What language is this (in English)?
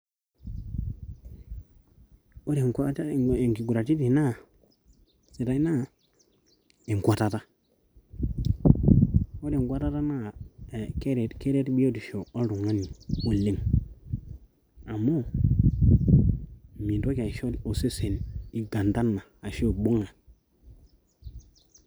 Masai